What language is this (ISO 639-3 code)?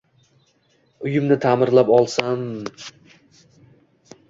uzb